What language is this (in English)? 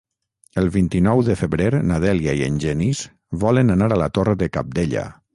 Catalan